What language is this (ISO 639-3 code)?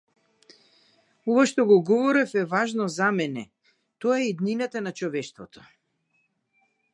mkd